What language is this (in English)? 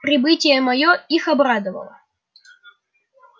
Russian